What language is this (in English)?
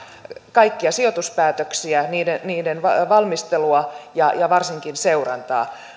Finnish